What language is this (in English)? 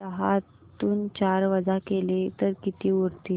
Marathi